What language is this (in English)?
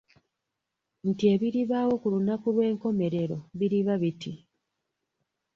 Ganda